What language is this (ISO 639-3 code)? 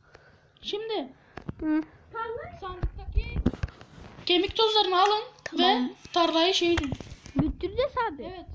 tur